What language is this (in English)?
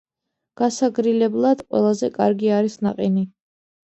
Georgian